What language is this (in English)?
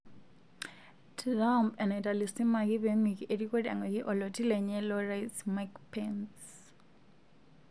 Masai